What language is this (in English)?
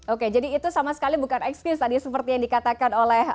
Indonesian